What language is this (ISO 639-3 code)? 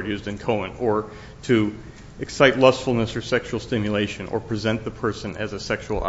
eng